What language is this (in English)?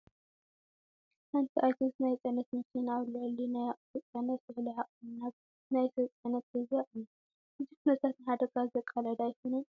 Tigrinya